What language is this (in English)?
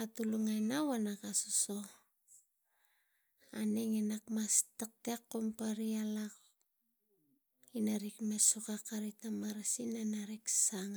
Tigak